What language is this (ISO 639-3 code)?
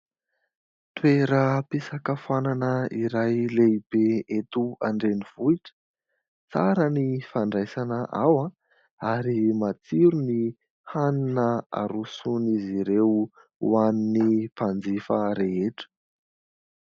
mlg